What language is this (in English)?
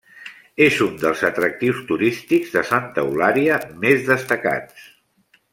Catalan